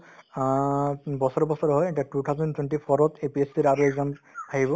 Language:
Assamese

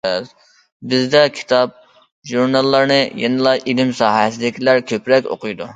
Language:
Uyghur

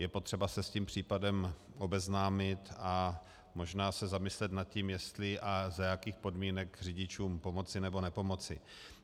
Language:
Czech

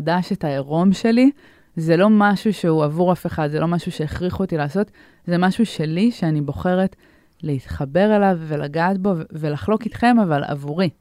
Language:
Hebrew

